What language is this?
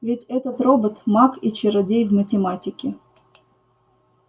Russian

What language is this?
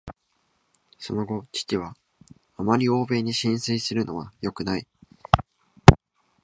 Japanese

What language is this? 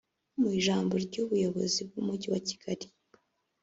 Kinyarwanda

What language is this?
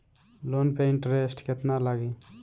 Bhojpuri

